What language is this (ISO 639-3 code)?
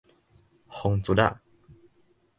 nan